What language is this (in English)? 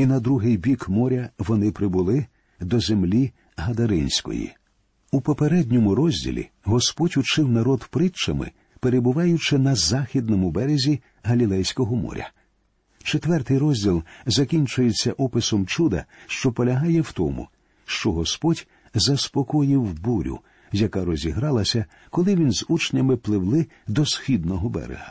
Ukrainian